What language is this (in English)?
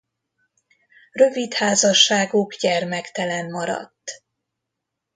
Hungarian